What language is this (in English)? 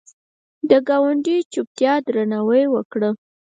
Pashto